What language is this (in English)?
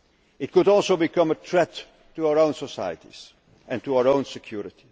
English